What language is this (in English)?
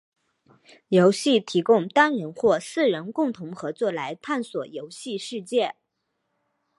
Chinese